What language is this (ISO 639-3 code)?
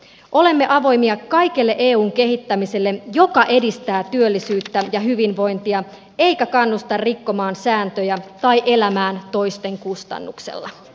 fin